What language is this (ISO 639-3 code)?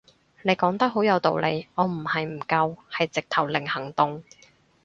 yue